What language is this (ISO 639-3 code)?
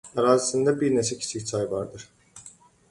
aze